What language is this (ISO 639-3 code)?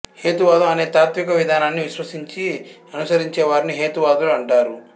tel